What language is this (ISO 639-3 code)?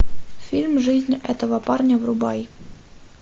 rus